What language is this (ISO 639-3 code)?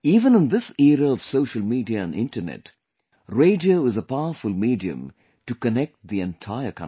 eng